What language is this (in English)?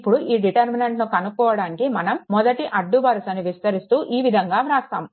Telugu